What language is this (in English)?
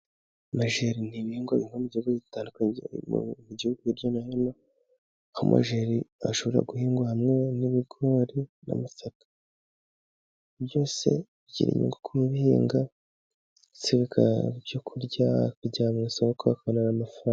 Kinyarwanda